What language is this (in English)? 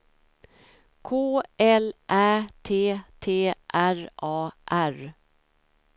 Swedish